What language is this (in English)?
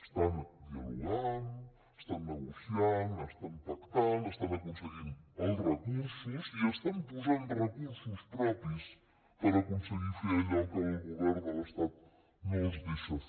Catalan